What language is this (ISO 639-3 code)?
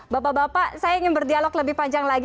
ind